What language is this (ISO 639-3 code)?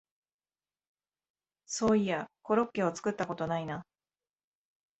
jpn